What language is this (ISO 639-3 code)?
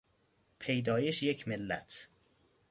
fas